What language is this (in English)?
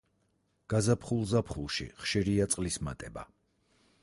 Georgian